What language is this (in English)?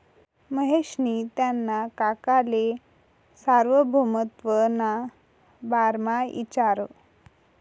Marathi